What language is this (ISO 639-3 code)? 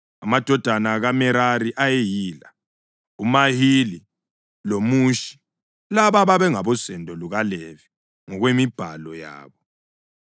nde